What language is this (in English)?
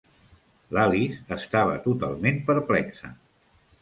Catalan